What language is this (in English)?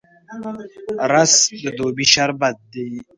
Pashto